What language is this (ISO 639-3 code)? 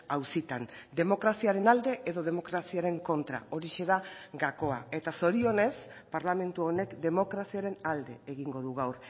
eus